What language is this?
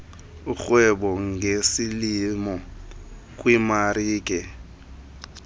Xhosa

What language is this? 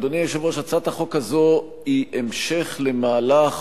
Hebrew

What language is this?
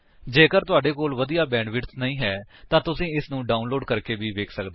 Punjabi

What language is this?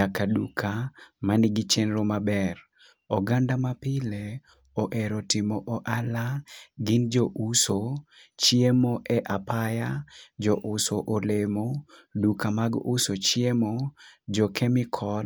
Luo (Kenya and Tanzania)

